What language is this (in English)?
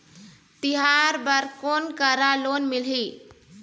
Chhattisgarhi